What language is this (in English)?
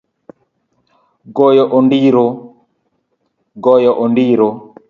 Luo (Kenya and Tanzania)